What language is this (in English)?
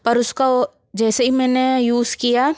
Hindi